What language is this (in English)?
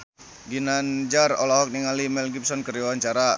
Sundanese